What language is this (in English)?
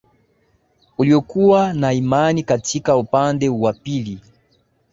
Swahili